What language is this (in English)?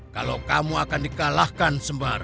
Indonesian